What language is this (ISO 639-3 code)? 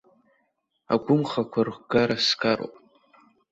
abk